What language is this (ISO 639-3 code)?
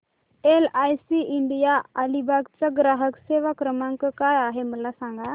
mar